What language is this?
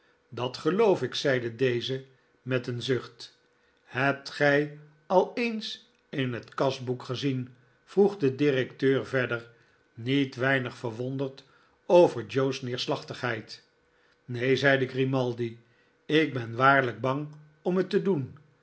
Dutch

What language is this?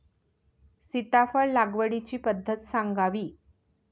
Marathi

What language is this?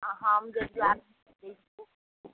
Maithili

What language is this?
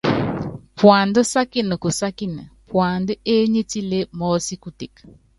Yangben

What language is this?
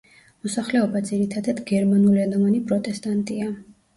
Georgian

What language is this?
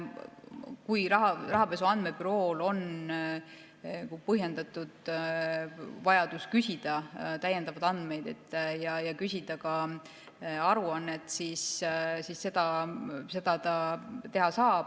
Estonian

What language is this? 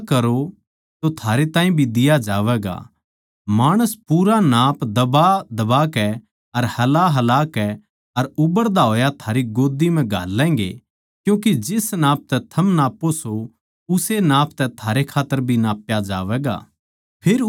Haryanvi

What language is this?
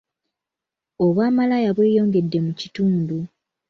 Ganda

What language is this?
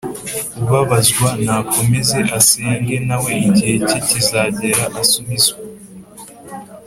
Kinyarwanda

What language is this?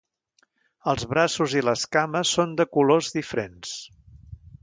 Catalan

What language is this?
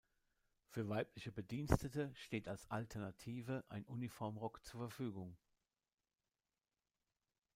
German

